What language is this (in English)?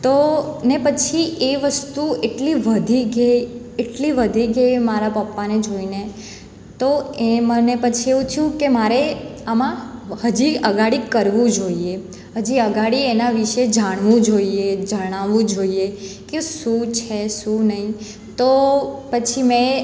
Gujarati